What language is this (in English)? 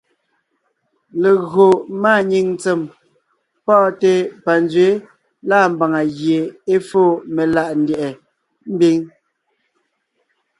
Ngiemboon